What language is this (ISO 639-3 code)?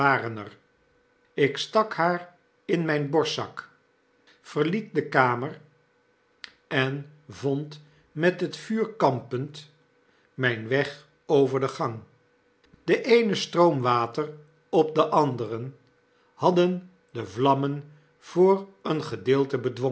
nld